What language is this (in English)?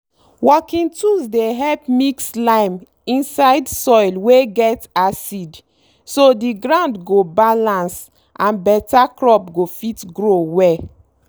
Nigerian Pidgin